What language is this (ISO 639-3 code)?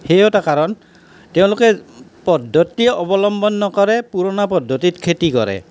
asm